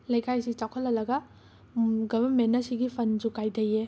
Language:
Manipuri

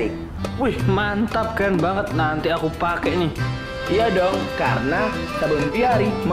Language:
Indonesian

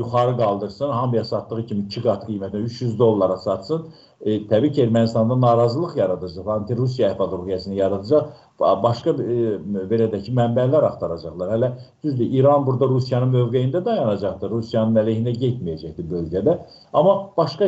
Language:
Turkish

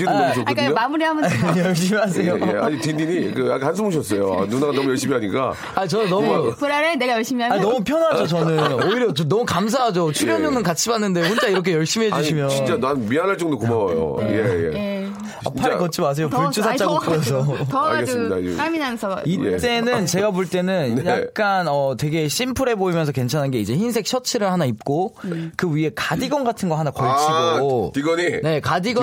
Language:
Korean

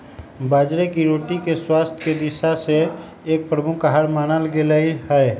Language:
Magahi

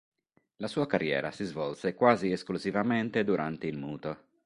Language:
Italian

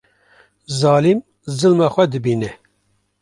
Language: Kurdish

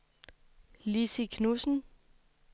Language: Danish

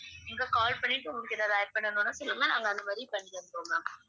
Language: Tamil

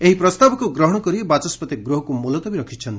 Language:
Odia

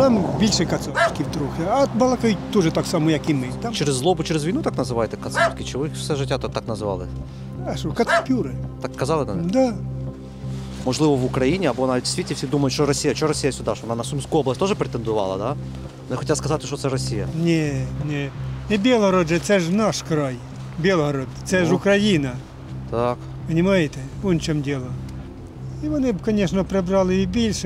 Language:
Ukrainian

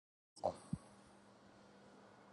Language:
Georgian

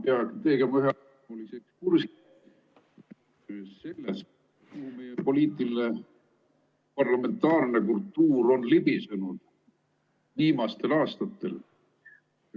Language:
Estonian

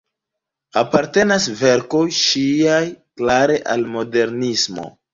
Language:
Esperanto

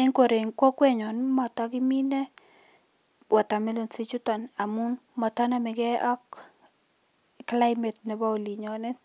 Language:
Kalenjin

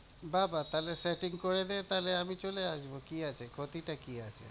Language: Bangla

